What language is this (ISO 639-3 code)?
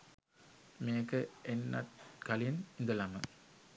sin